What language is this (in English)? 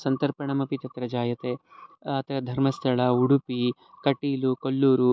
Sanskrit